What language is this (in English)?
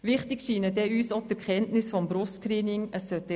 Swiss German